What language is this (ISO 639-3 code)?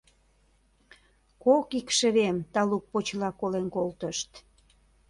chm